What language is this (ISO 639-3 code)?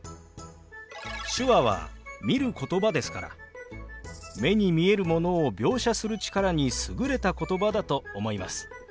jpn